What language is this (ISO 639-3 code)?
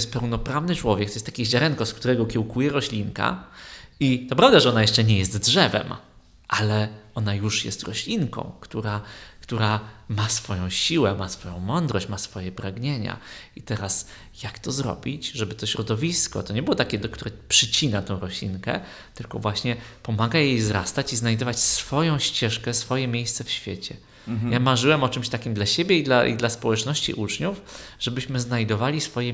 pol